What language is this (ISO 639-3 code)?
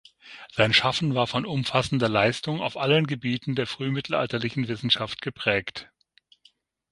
deu